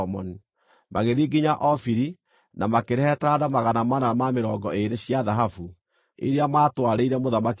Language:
Kikuyu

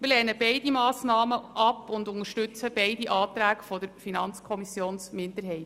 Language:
Swiss German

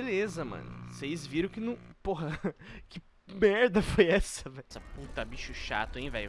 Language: Portuguese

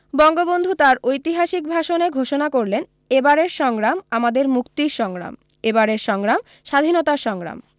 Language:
Bangla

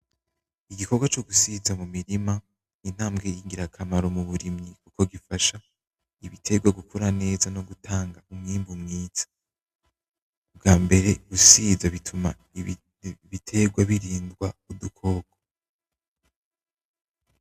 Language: Rundi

